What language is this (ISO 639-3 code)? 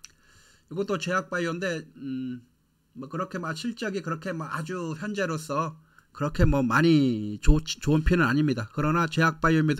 kor